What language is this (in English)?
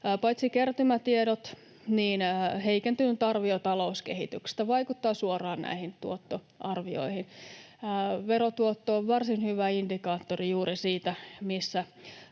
Finnish